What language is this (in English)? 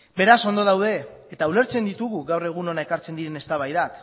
Basque